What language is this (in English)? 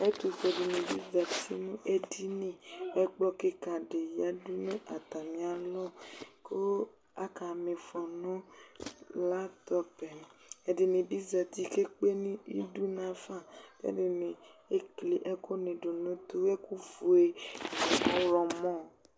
Ikposo